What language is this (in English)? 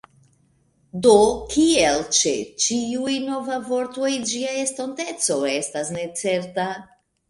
Esperanto